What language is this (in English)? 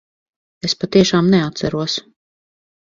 Latvian